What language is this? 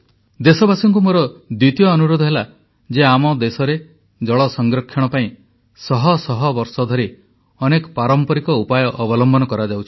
Odia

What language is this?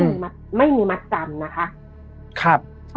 Thai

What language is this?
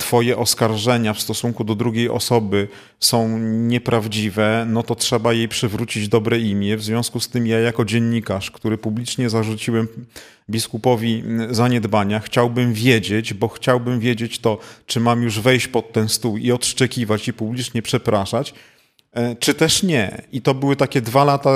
Polish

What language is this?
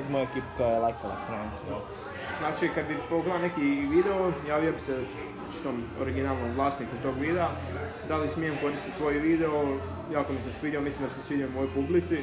Croatian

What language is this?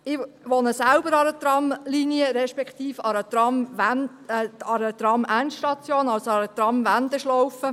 Swiss German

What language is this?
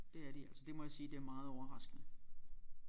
Danish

